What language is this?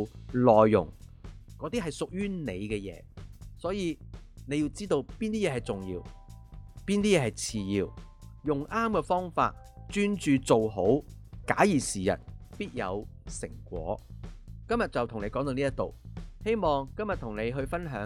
Chinese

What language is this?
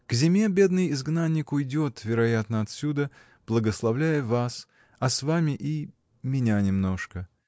Russian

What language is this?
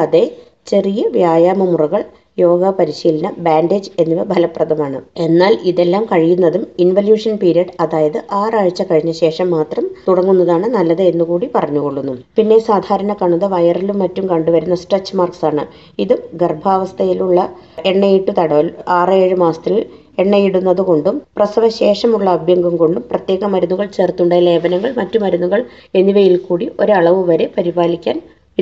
Malayalam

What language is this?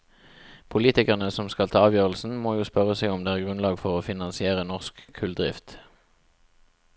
Norwegian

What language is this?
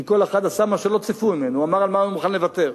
Hebrew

